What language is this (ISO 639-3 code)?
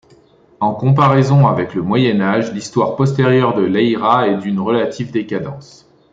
fra